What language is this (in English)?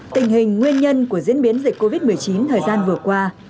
Vietnamese